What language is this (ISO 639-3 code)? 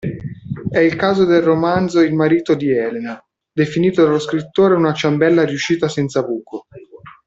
ita